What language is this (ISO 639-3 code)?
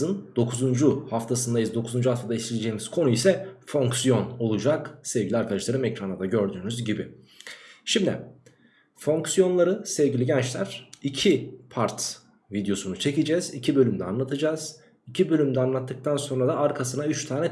tur